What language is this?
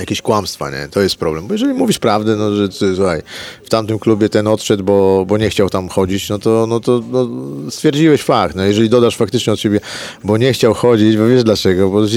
Polish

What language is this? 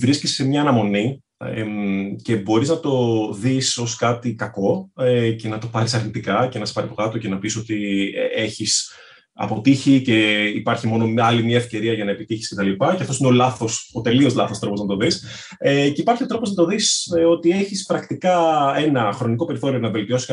Greek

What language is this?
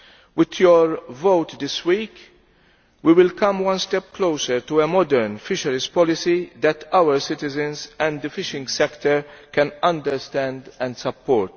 English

